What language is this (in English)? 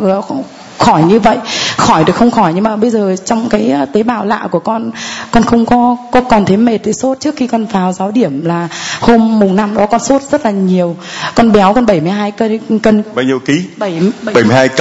Vietnamese